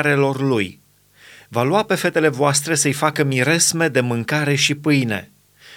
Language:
Romanian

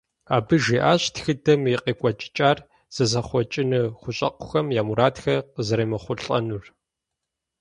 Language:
Kabardian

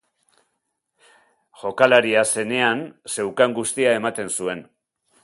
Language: Basque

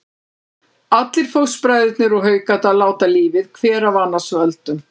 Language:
Icelandic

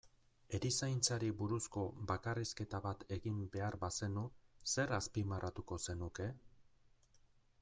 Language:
Basque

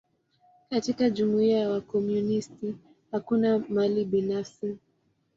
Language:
Swahili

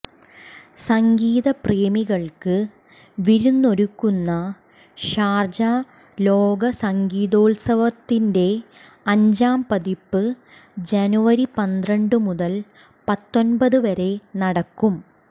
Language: Malayalam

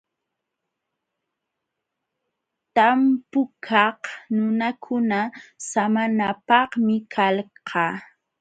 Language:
Jauja Wanca Quechua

